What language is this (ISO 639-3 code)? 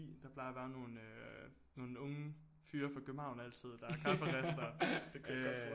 dan